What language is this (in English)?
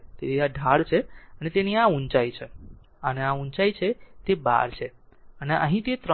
Gujarati